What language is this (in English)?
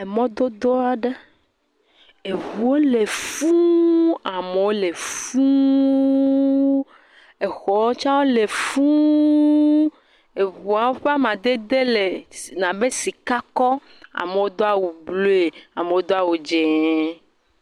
Ewe